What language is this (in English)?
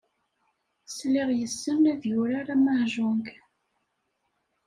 Kabyle